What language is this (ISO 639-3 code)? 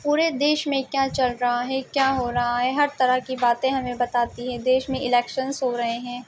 urd